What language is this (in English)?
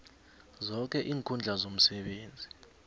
South Ndebele